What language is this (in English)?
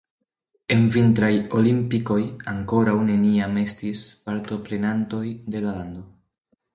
Esperanto